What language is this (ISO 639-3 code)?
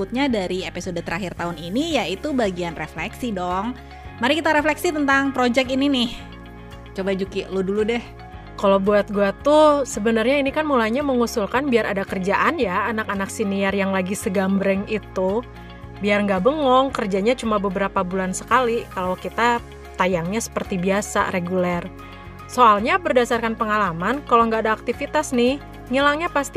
ind